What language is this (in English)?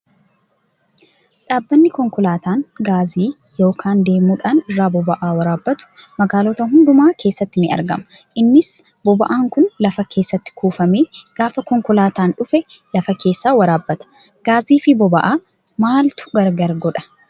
Oromo